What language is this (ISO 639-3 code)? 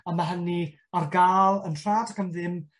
cym